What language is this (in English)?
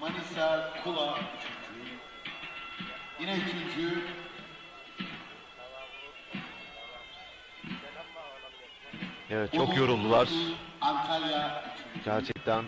Turkish